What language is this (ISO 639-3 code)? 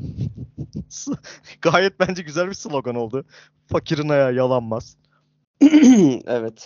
tur